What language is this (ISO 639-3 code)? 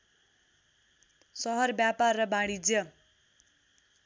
nep